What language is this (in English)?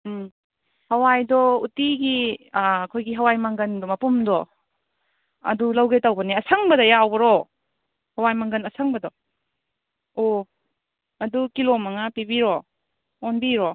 Manipuri